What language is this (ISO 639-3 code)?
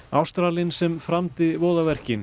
isl